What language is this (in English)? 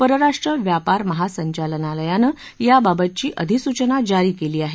Marathi